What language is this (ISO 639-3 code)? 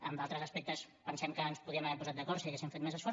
cat